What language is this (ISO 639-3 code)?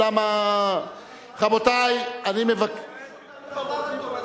heb